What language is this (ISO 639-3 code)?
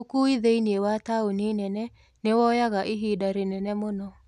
kik